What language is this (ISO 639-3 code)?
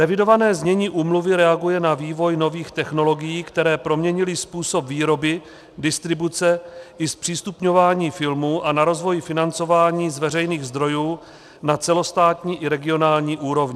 ces